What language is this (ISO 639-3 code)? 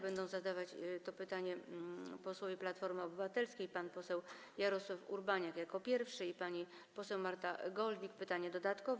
pol